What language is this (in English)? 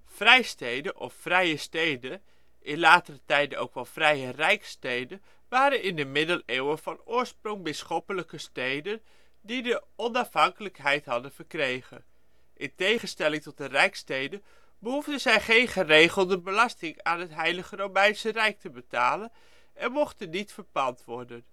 Dutch